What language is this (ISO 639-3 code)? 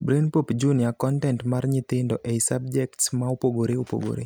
luo